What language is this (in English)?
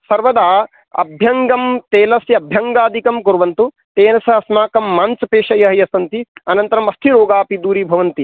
Sanskrit